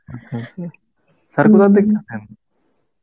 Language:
Bangla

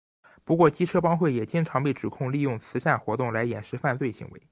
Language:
Chinese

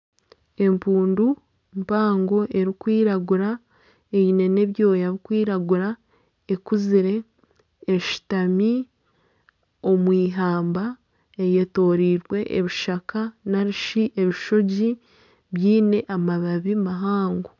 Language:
Nyankole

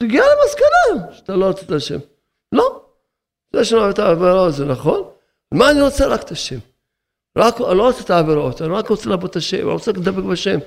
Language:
Hebrew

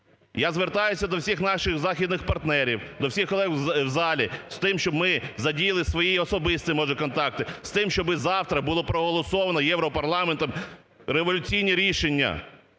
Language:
Ukrainian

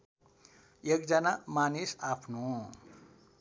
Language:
Nepali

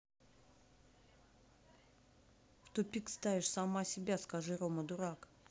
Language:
Russian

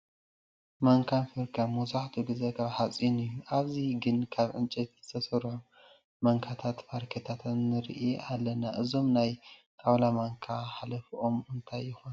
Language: Tigrinya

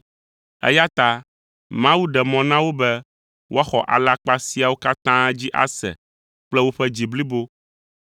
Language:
Ewe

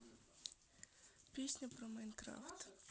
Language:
Russian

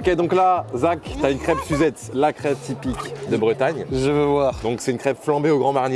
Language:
French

